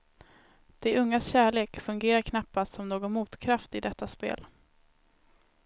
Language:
Swedish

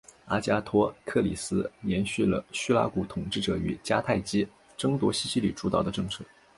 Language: Chinese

